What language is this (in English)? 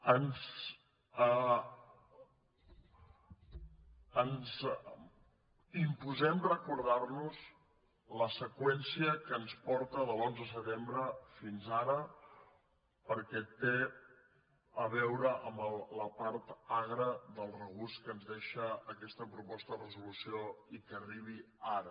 Catalan